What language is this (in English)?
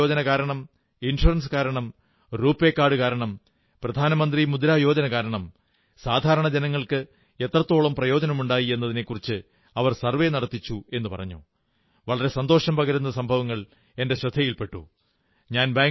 Malayalam